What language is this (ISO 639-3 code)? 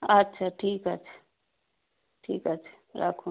ben